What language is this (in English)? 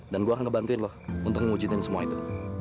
Indonesian